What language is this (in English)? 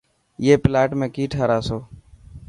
Dhatki